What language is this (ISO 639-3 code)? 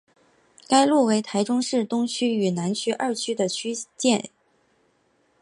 zho